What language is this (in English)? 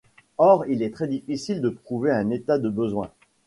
French